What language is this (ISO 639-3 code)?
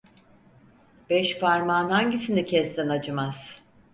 tur